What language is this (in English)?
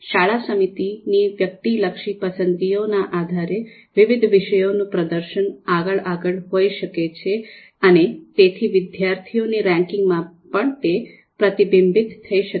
Gujarati